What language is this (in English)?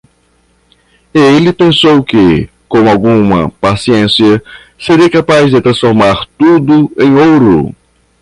Portuguese